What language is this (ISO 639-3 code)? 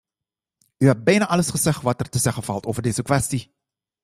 nld